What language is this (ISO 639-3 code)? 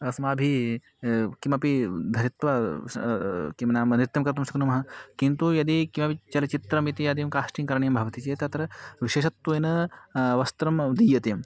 san